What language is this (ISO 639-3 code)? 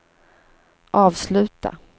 swe